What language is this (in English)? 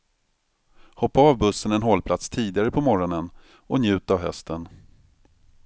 Swedish